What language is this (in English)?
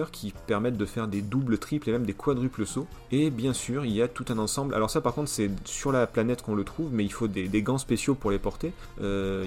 French